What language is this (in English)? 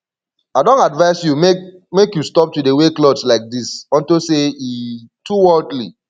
Nigerian Pidgin